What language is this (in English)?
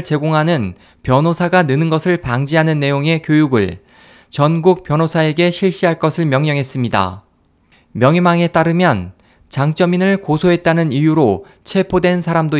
Korean